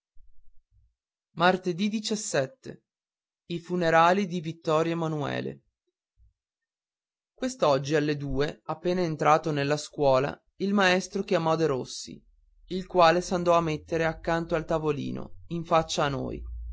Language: Italian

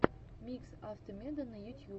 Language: Russian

